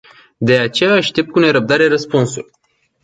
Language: Romanian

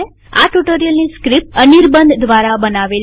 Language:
Gujarati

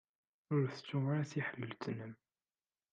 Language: Kabyle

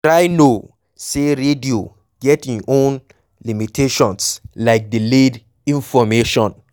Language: Nigerian Pidgin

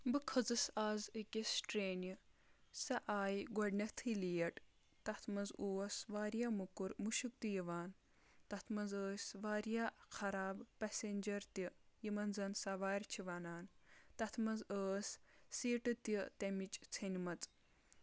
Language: Kashmiri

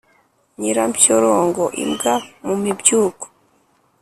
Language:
Kinyarwanda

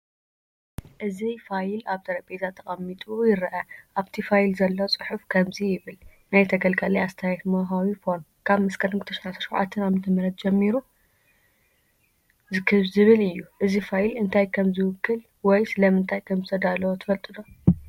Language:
Tigrinya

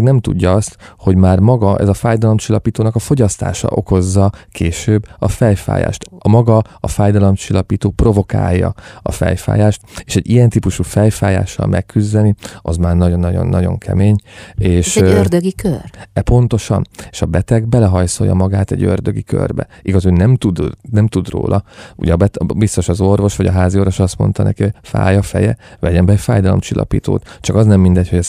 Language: Hungarian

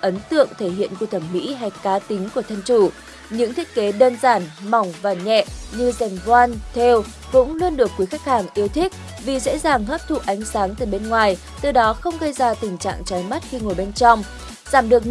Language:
Vietnamese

